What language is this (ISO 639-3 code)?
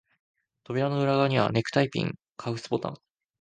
jpn